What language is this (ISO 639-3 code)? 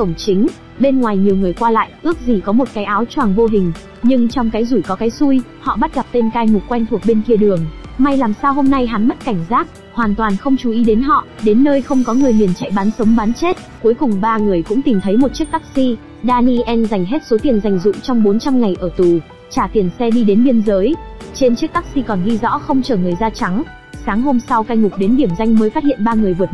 vie